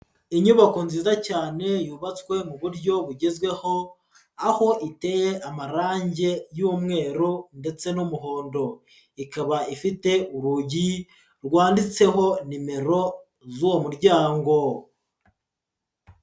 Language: Kinyarwanda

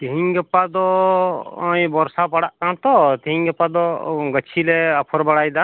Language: Santali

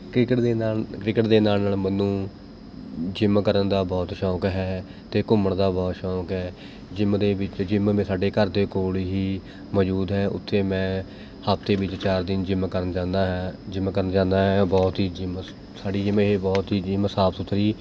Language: Punjabi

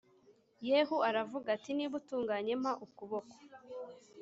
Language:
Kinyarwanda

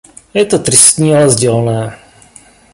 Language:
Czech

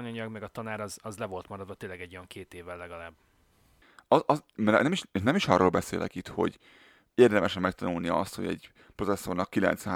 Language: Hungarian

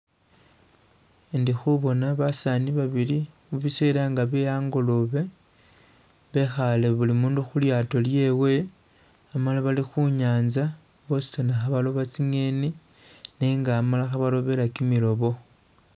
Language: Masaaba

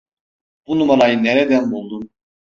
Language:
Turkish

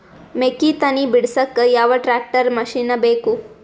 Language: Kannada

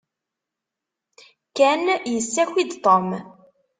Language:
Kabyle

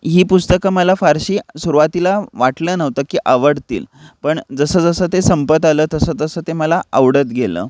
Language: Marathi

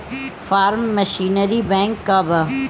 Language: Bhojpuri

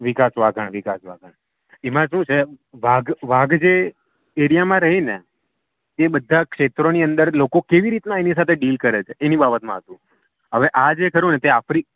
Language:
Gujarati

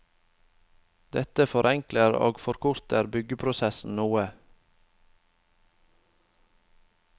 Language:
Norwegian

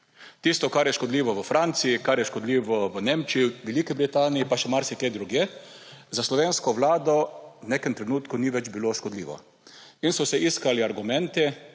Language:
Slovenian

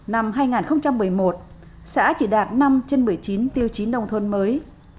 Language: Vietnamese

